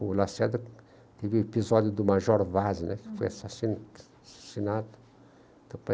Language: Portuguese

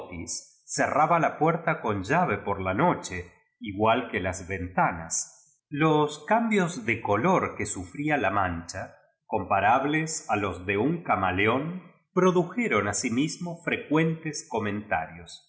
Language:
Spanish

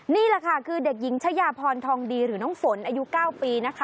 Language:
Thai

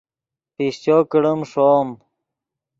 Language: Yidgha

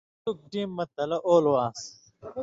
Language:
Indus Kohistani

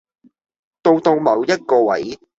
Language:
Cantonese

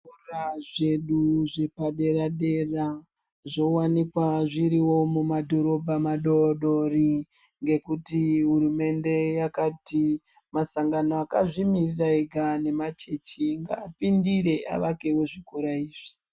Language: Ndau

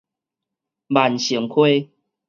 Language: Min Nan Chinese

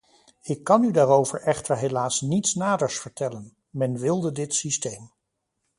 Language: Dutch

